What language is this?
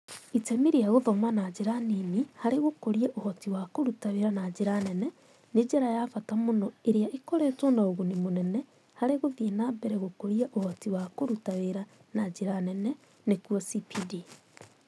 Kikuyu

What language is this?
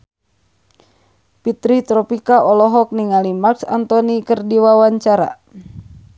Sundanese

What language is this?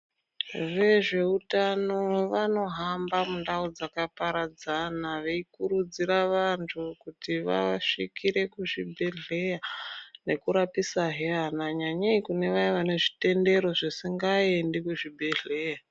Ndau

